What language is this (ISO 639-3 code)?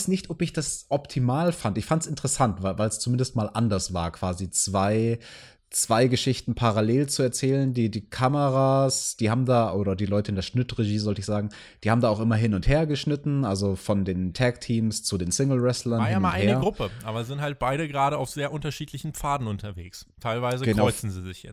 deu